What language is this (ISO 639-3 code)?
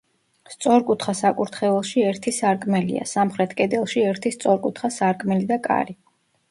kat